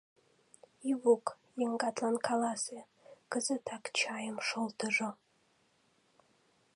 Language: Mari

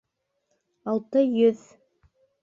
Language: Bashkir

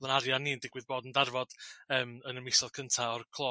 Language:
Welsh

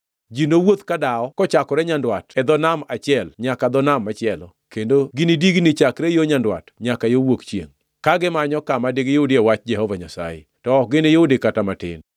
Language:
Luo (Kenya and Tanzania)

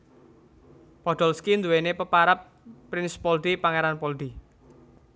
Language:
Javanese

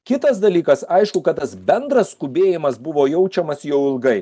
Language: Lithuanian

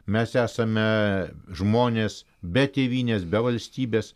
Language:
Lithuanian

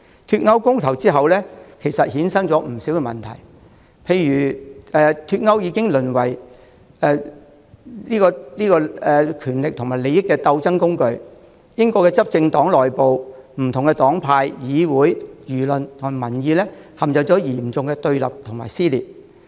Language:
Cantonese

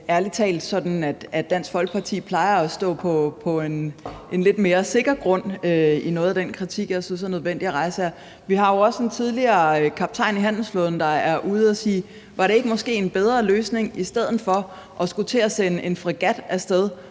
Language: Danish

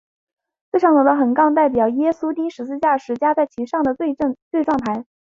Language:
Chinese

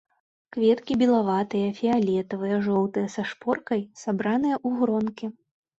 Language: Belarusian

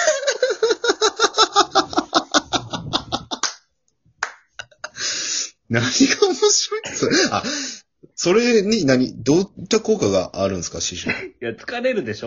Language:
Japanese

